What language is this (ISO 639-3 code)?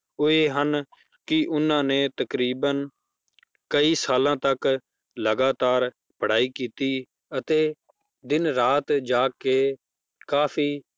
pan